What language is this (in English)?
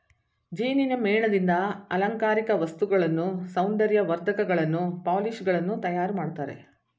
Kannada